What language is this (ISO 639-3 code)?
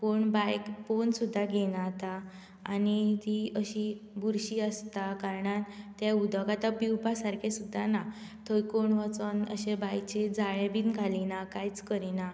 kok